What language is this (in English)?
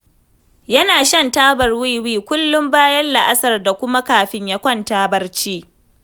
Hausa